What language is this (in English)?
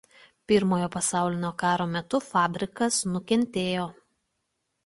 Lithuanian